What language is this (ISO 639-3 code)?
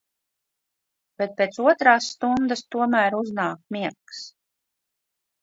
lav